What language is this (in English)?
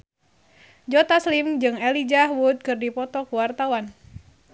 Sundanese